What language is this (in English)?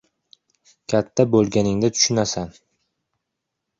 Uzbek